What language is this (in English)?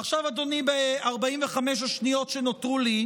Hebrew